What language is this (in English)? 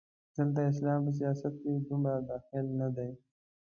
Pashto